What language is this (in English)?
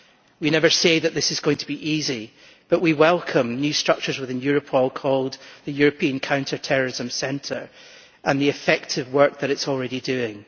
English